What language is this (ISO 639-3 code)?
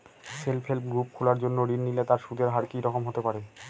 ben